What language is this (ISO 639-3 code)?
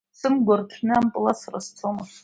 abk